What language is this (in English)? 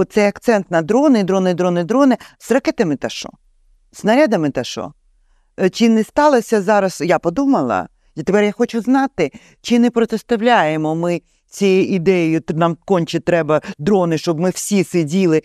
Ukrainian